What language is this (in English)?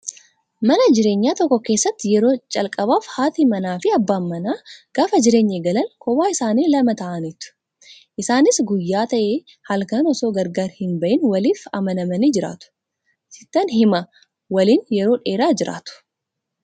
Oromo